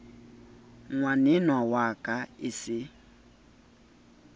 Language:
Southern Sotho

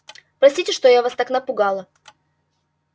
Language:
Russian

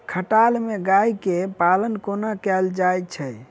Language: Maithili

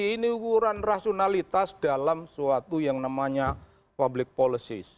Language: Indonesian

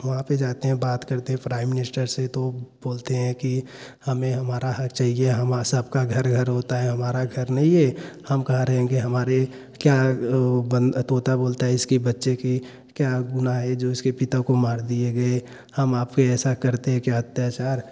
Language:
Hindi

